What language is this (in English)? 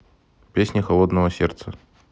Russian